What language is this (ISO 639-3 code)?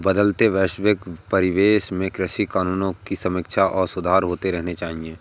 hin